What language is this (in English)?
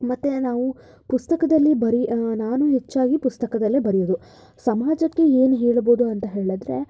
Kannada